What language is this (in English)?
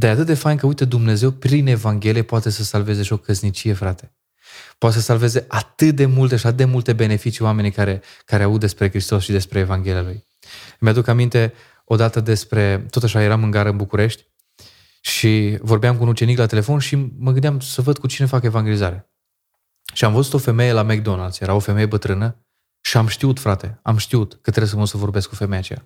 Romanian